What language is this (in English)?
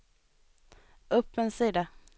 Swedish